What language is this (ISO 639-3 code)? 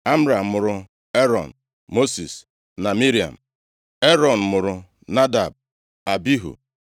ibo